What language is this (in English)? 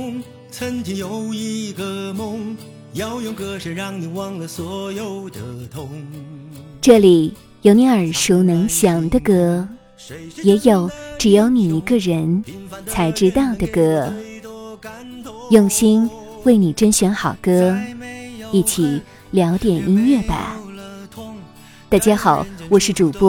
Chinese